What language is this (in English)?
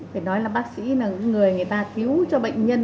Vietnamese